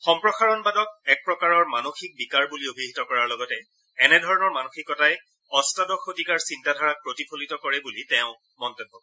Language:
Assamese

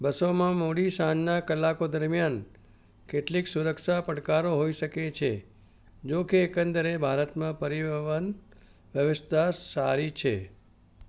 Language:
Gujarati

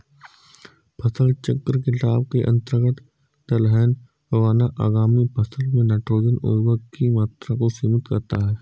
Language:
Hindi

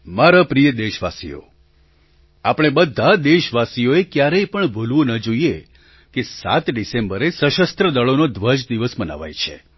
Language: Gujarati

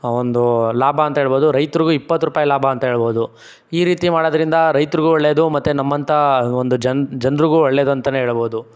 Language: Kannada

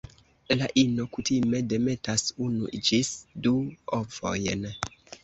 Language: Esperanto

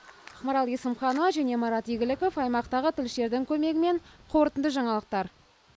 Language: Kazakh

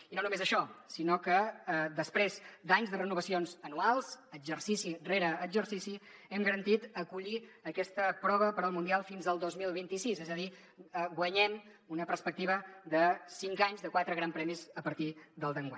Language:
Catalan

